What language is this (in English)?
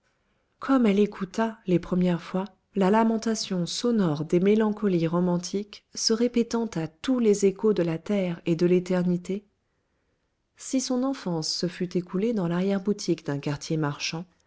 French